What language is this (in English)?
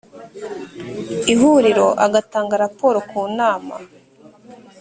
Kinyarwanda